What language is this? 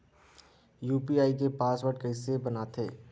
Chhattisgarhi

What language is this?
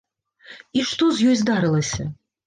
Belarusian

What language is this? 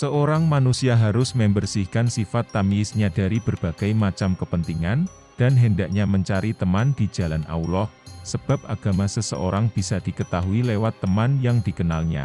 Indonesian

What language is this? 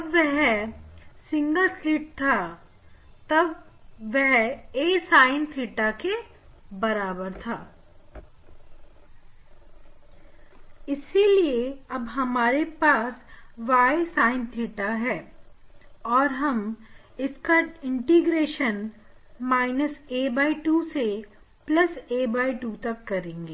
Hindi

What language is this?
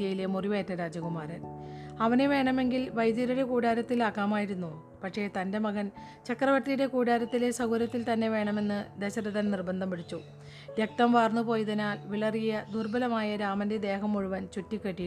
Malayalam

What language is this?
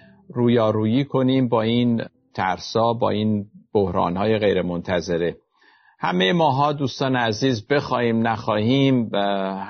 Persian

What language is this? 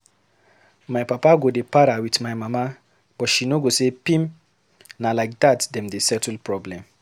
Nigerian Pidgin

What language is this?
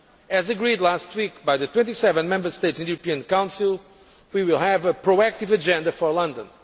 English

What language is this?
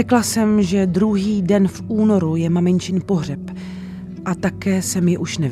Czech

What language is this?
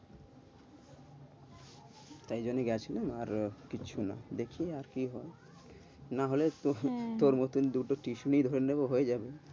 Bangla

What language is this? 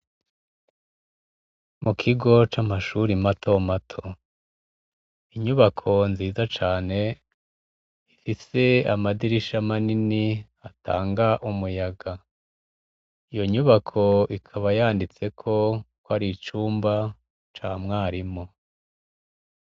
Rundi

